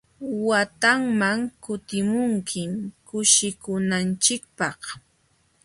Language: Jauja Wanca Quechua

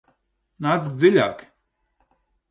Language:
Latvian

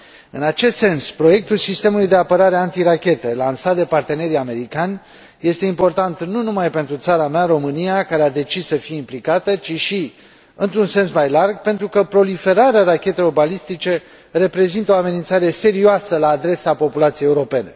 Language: Romanian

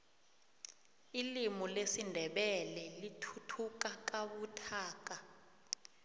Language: South Ndebele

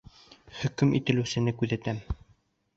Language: Bashkir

